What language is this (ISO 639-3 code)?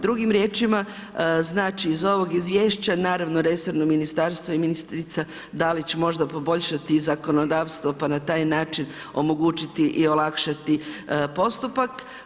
hrv